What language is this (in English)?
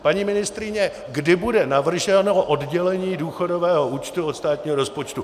Czech